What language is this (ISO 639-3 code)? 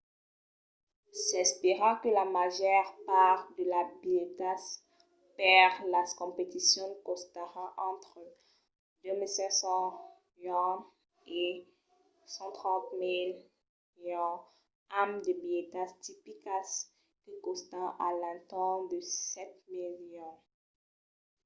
oci